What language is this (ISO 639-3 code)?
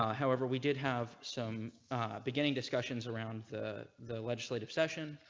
eng